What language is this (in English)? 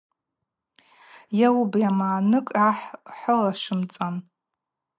Abaza